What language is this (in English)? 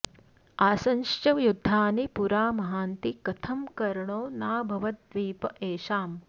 Sanskrit